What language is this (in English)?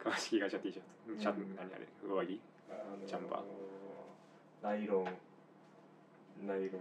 Japanese